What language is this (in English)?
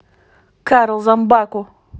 Russian